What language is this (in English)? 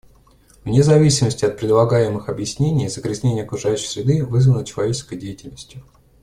Russian